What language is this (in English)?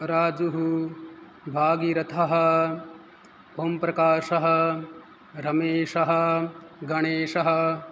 Sanskrit